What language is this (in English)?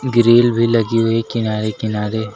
Hindi